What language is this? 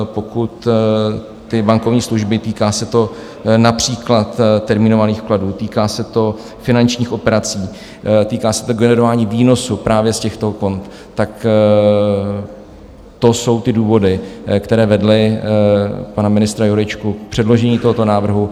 Czech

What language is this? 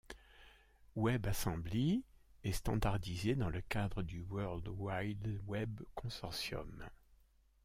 French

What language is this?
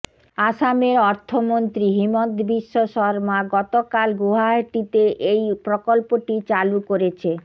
Bangla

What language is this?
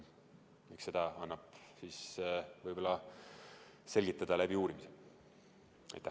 Estonian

